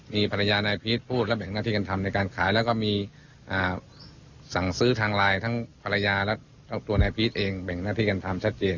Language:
Thai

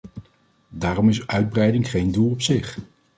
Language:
Dutch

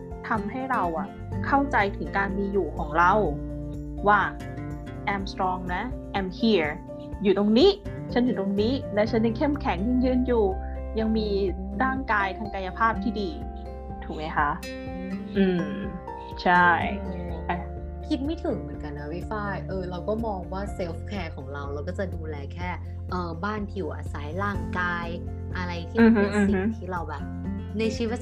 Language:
Thai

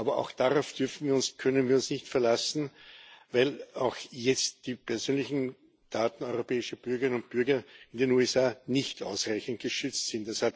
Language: German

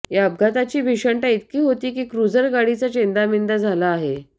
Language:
Marathi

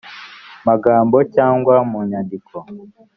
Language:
Kinyarwanda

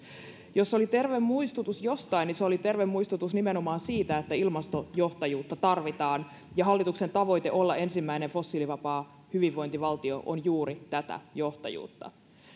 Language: Finnish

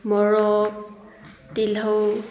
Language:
Manipuri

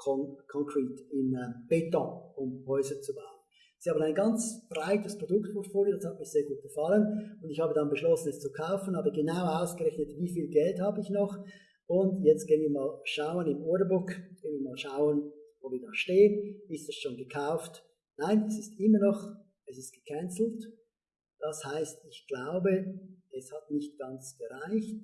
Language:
German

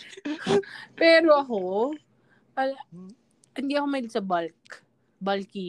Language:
Filipino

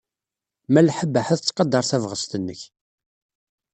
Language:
Kabyle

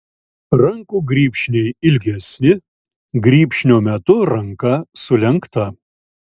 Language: Lithuanian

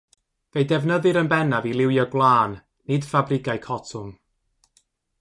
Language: Welsh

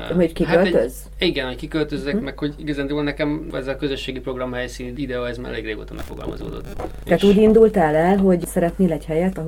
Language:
Hungarian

